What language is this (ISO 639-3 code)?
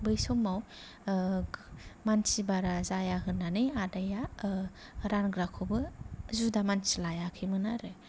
brx